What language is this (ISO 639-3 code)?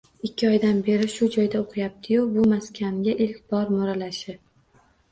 uzb